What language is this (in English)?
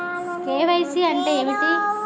Telugu